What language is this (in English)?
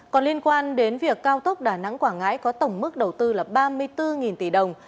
Vietnamese